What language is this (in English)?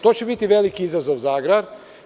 Serbian